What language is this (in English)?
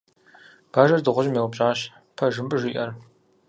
Kabardian